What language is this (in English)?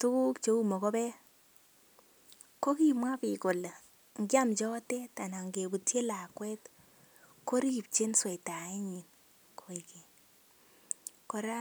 Kalenjin